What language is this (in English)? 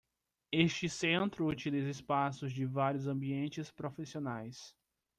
Portuguese